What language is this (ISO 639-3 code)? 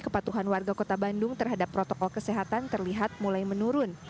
ind